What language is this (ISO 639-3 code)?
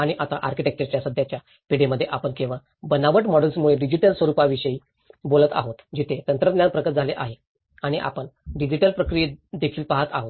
mar